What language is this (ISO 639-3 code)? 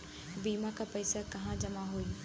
bho